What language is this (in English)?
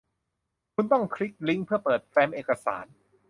Thai